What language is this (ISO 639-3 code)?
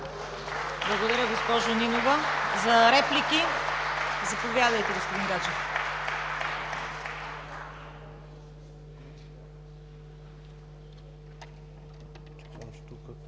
bul